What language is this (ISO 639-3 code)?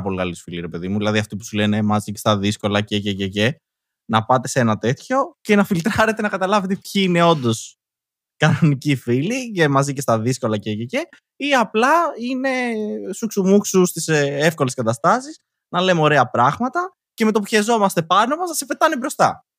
ell